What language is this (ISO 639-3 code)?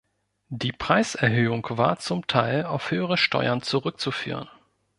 deu